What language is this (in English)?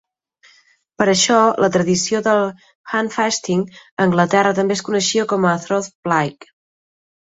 Catalan